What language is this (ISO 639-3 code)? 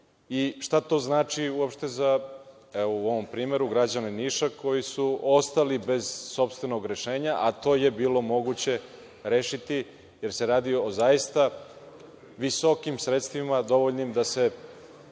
srp